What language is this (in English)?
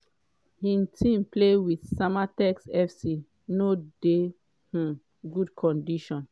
Nigerian Pidgin